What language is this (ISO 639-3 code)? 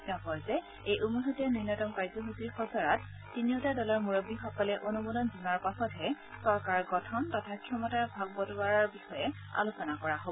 asm